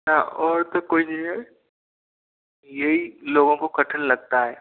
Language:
Hindi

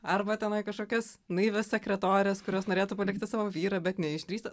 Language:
Lithuanian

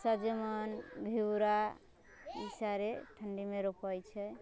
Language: Maithili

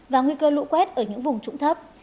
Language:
Vietnamese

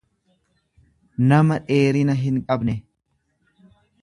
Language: Oromo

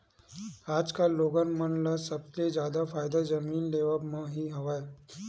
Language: Chhattisgarhi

